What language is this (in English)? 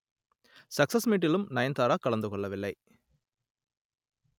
Tamil